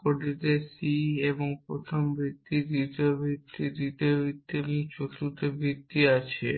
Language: Bangla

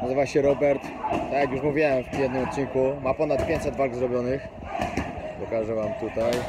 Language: Polish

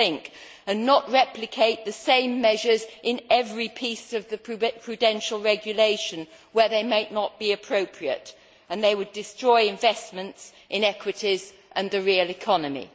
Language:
English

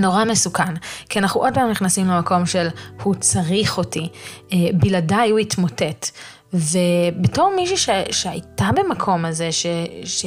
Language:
Hebrew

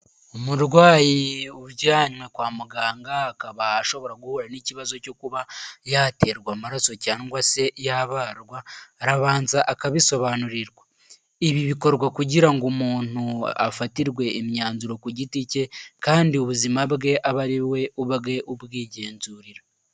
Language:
Kinyarwanda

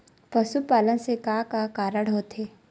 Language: Chhattisgarhi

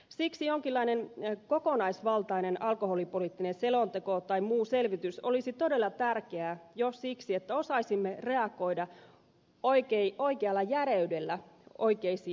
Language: Finnish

